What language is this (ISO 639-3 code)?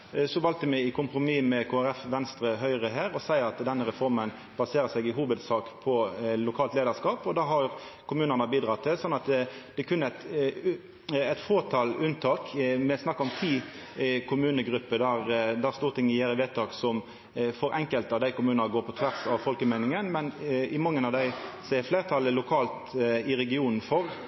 nno